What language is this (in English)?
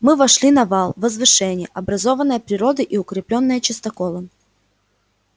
Russian